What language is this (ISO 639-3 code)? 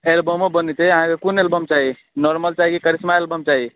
mai